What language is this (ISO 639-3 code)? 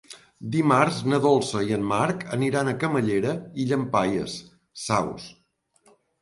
cat